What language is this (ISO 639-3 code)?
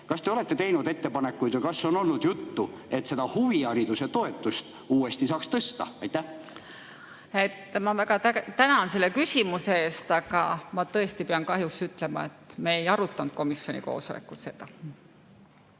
est